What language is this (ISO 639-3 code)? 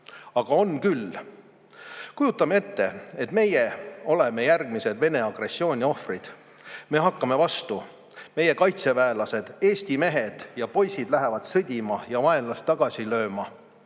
est